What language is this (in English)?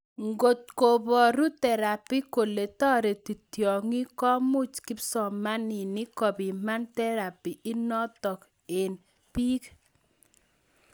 Kalenjin